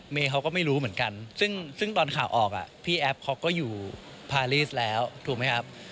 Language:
Thai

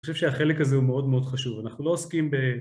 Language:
Hebrew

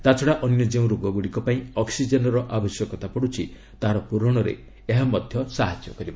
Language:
Odia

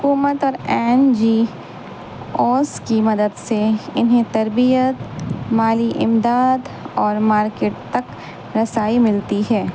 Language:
Urdu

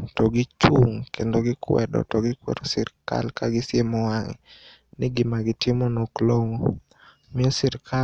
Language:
Luo (Kenya and Tanzania)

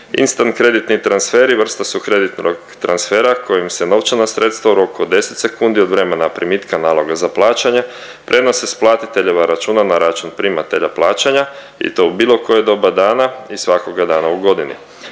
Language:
Croatian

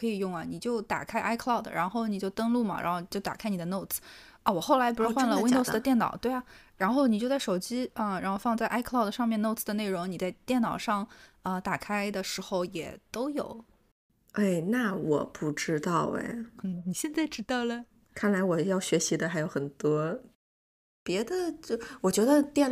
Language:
Chinese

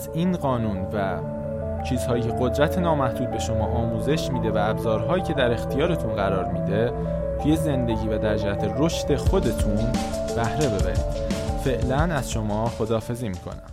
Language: Persian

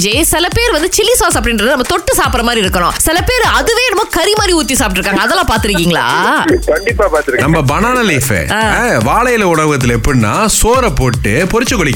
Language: Tamil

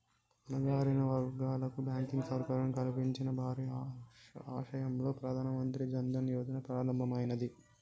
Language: Telugu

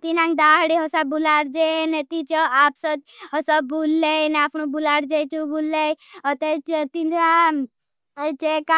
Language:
Bhili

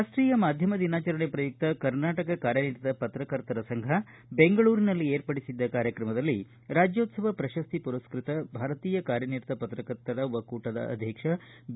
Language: Kannada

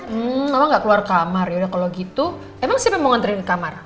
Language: Indonesian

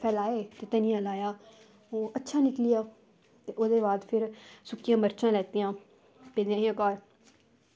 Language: Dogri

